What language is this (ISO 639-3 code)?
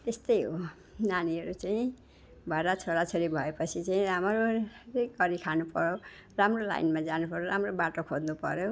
nep